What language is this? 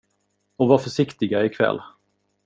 Swedish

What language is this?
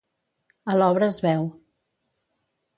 Catalan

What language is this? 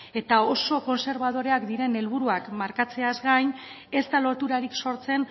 Basque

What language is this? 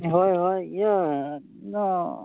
Santali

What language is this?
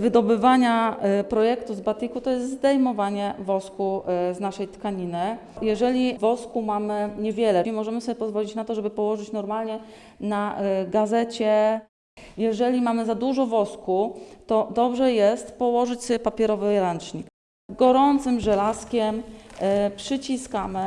Polish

